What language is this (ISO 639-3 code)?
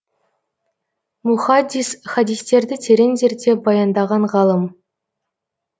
kaz